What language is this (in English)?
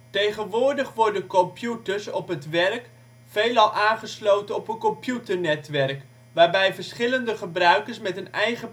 Dutch